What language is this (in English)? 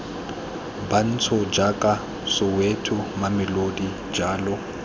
Tswana